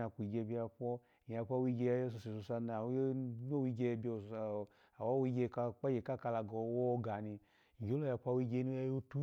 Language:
Alago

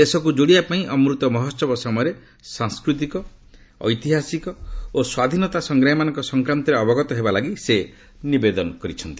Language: Odia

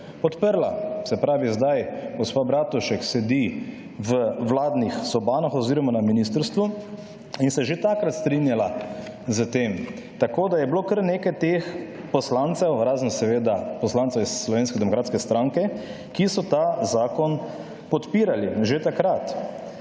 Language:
Slovenian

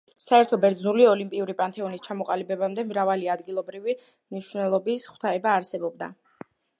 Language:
Georgian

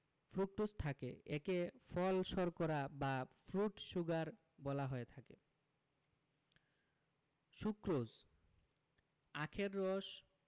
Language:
Bangla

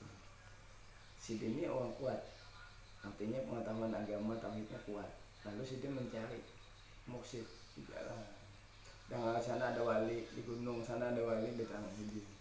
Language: Indonesian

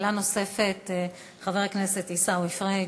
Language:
Hebrew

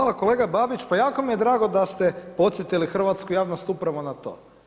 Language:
Croatian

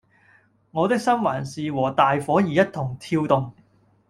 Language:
Cantonese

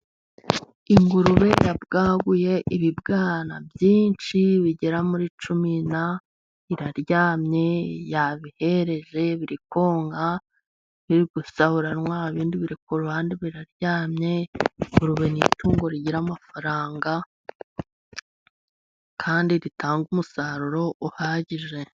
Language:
Kinyarwanda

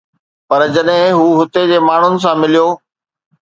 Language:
Sindhi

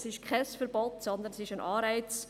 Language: Swiss German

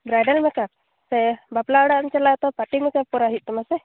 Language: Santali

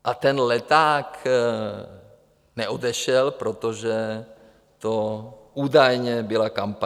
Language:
Czech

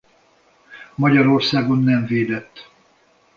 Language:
Hungarian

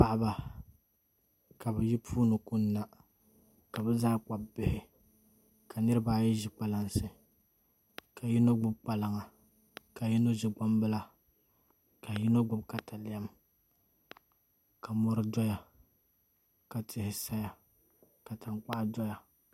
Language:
Dagbani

